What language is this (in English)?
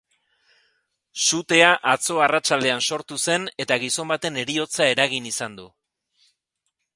Basque